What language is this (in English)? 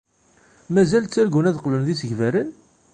Kabyle